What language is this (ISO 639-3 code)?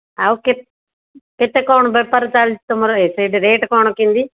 ori